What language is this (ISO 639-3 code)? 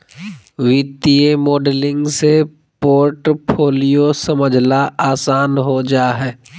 mag